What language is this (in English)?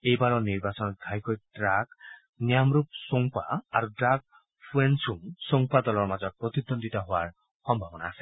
Assamese